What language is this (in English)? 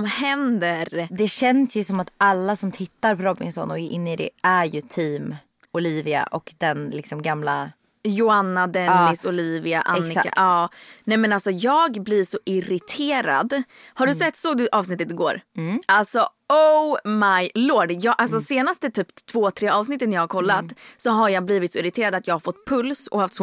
Swedish